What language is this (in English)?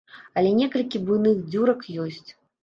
Belarusian